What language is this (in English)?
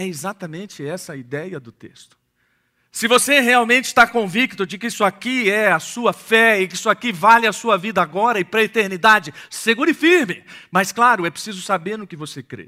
Portuguese